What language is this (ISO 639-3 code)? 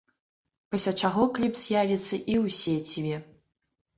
bel